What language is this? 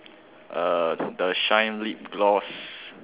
English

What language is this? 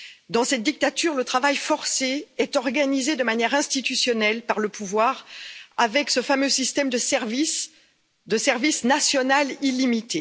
French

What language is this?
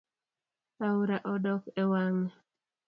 Luo (Kenya and Tanzania)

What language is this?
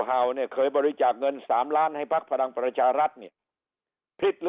Thai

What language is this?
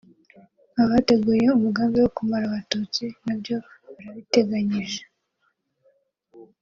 Kinyarwanda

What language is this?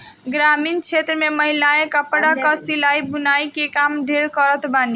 Bhojpuri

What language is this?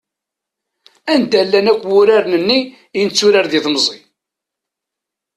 Kabyle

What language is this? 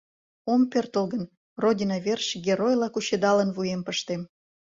Mari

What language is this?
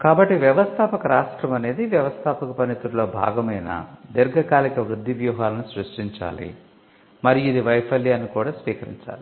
Telugu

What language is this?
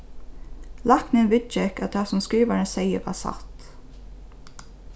Faroese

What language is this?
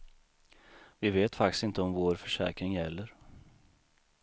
Swedish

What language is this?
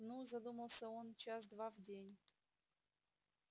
Russian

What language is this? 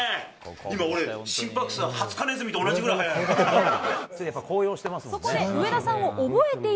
Japanese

